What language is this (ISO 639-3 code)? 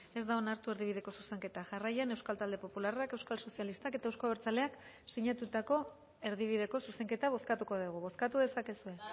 eus